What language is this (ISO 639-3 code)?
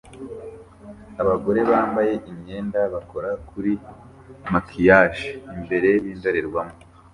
kin